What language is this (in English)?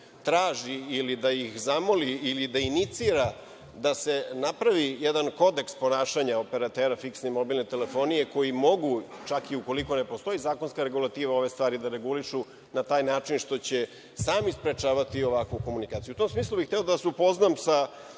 Serbian